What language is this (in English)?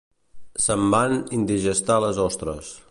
Catalan